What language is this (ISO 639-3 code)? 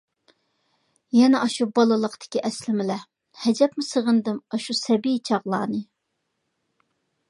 uig